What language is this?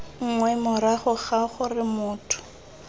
Tswana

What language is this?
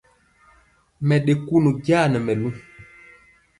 Mpiemo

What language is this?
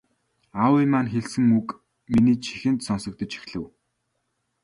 Mongolian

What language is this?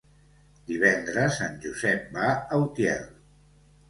Catalan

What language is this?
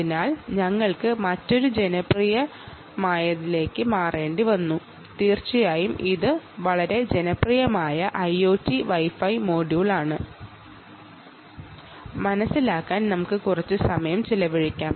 Malayalam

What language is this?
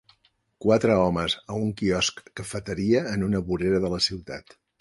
Catalan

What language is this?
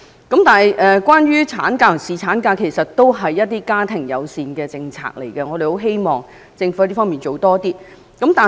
Cantonese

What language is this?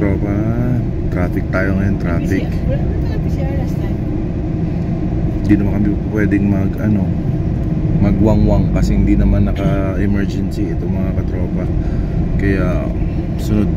Filipino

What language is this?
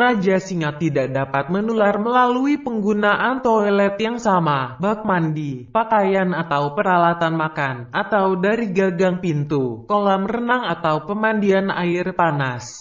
Indonesian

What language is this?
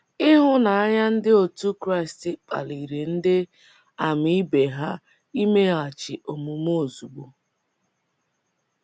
Igbo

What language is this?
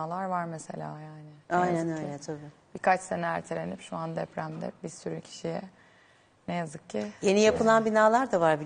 Turkish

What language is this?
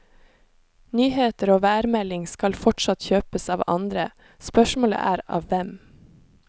Norwegian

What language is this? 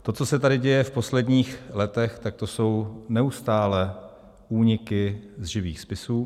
Czech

